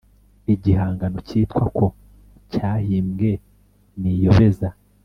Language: Kinyarwanda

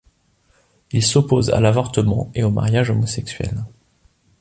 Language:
French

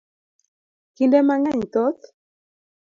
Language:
Luo (Kenya and Tanzania)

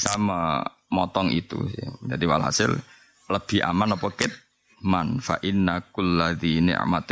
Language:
Malay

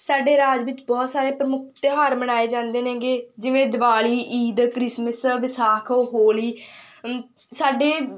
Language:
Punjabi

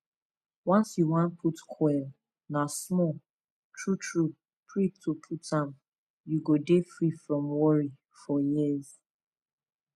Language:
Nigerian Pidgin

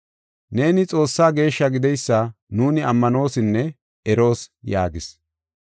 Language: Gofa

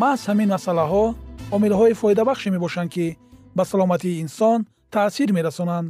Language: Persian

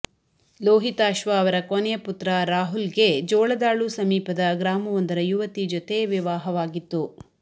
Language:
Kannada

